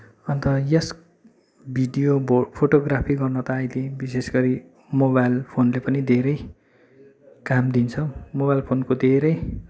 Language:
Nepali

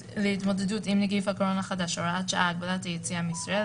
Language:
Hebrew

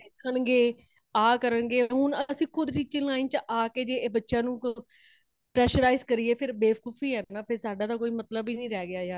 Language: Punjabi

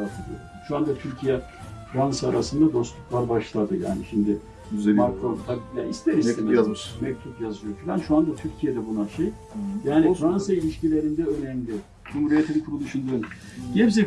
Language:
Turkish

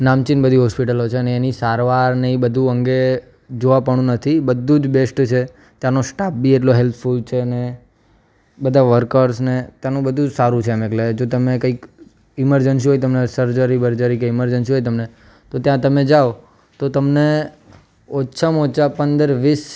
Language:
Gujarati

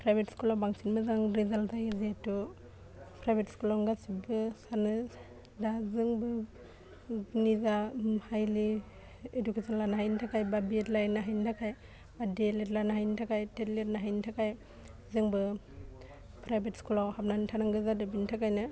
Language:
Bodo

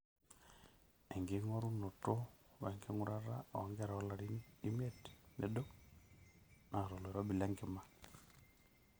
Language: Masai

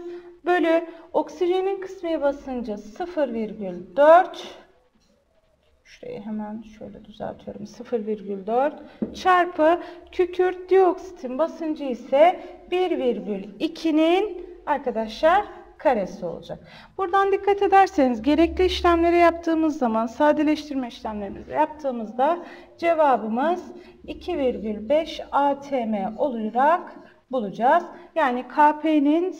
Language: Turkish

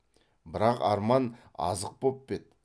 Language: Kazakh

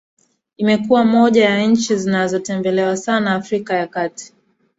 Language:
Swahili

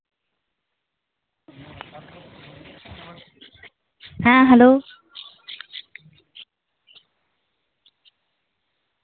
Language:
Santali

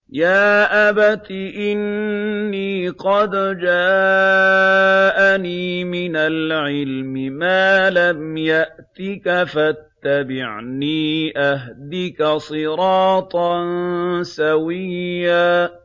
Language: Arabic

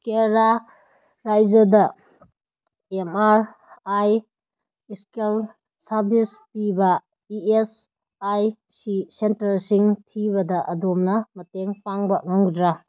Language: Manipuri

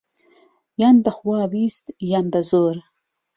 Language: Central Kurdish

